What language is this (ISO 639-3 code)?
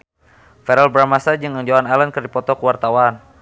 sun